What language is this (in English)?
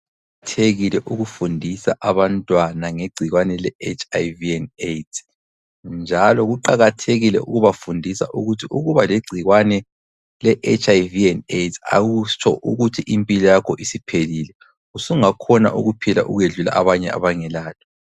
North Ndebele